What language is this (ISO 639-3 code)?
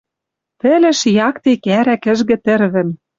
mrj